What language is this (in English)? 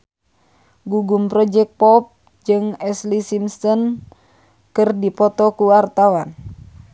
Sundanese